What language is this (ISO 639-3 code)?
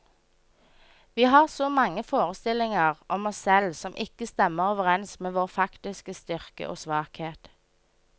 nor